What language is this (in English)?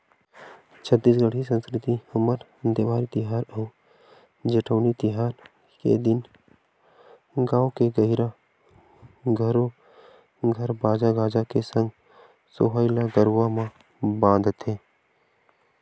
Chhattisgarhi